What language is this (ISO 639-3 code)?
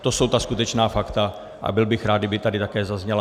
ces